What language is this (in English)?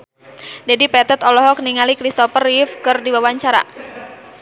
Sundanese